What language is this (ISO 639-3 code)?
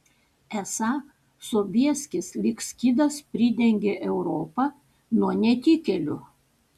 lit